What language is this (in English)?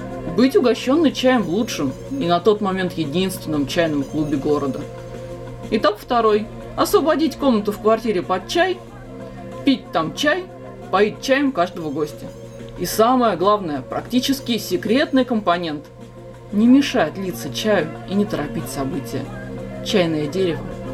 Russian